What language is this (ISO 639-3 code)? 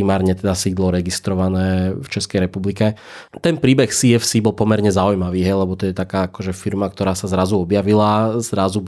slk